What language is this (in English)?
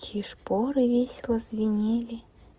Russian